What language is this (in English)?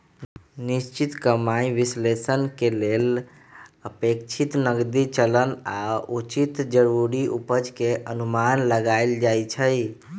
Magahi